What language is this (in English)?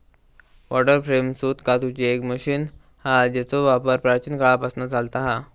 Marathi